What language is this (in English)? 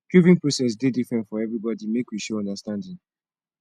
Nigerian Pidgin